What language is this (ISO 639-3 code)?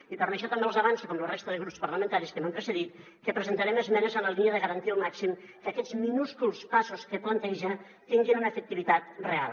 cat